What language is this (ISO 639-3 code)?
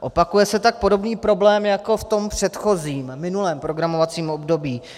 ces